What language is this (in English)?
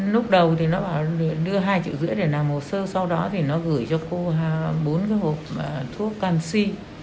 Vietnamese